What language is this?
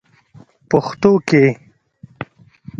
Pashto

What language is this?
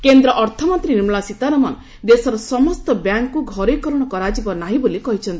Odia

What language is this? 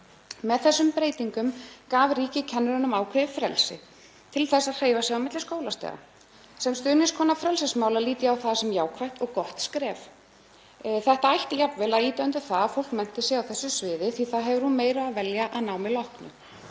Icelandic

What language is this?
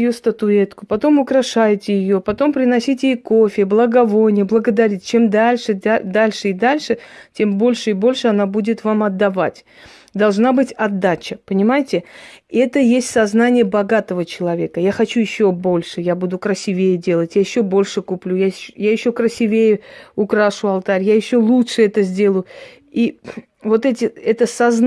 Russian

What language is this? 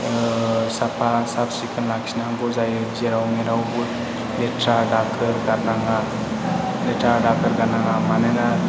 Bodo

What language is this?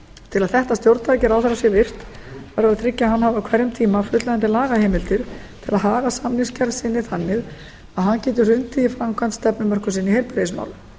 Icelandic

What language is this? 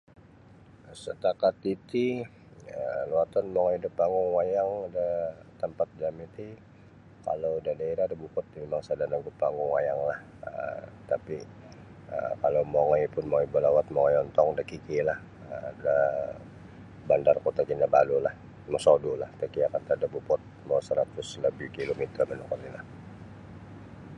Sabah Bisaya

